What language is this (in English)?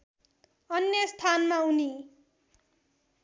Nepali